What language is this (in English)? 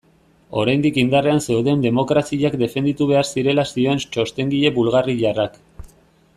Basque